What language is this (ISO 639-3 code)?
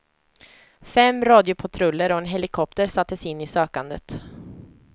swe